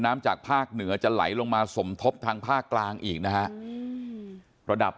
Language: Thai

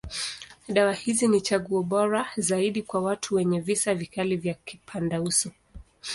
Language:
Swahili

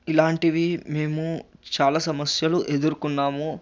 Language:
Telugu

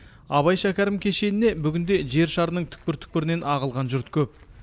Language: Kazakh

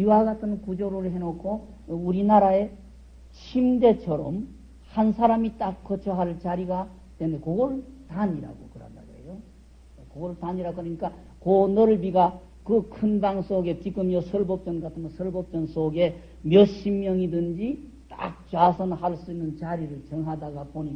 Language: Korean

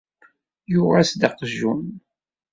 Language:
Kabyle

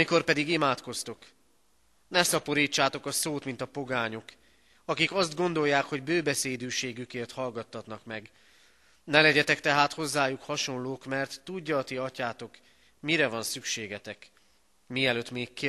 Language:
Hungarian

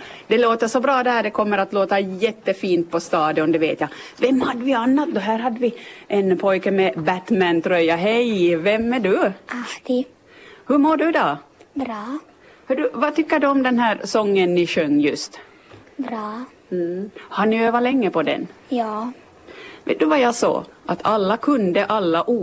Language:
Swedish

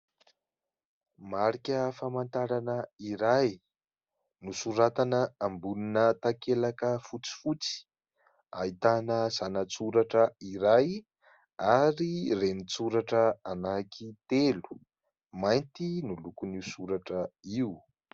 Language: Malagasy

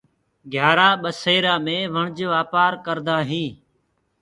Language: Gurgula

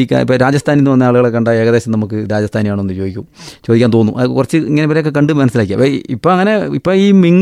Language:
Malayalam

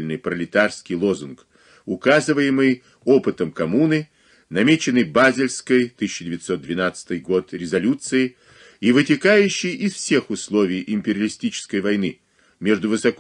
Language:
Russian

